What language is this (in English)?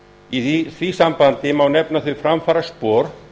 Icelandic